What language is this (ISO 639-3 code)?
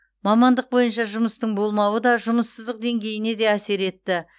kaz